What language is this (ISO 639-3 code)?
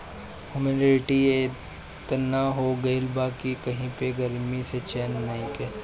bho